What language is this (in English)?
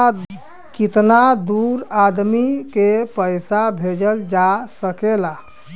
Bhojpuri